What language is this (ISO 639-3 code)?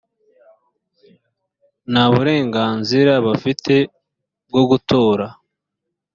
kin